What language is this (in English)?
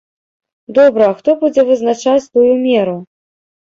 Belarusian